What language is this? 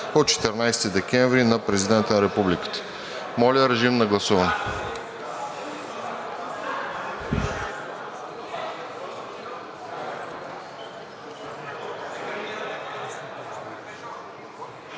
Bulgarian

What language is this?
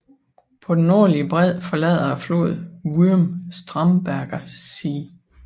Danish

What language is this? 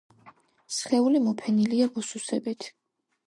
Georgian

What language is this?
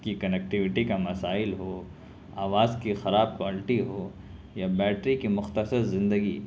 Urdu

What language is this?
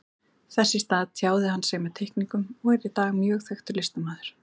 Icelandic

